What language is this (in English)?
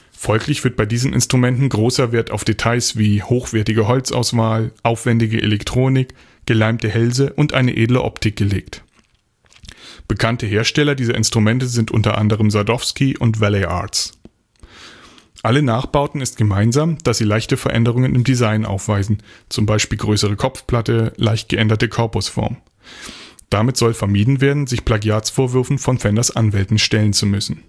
German